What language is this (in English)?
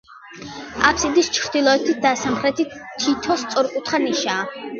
Georgian